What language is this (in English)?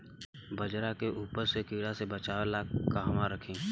Bhojpuri